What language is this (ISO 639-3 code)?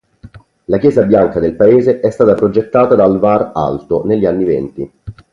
ita